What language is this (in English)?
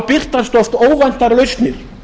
Icelandic